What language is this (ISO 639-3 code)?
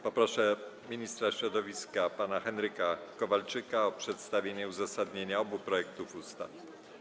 pol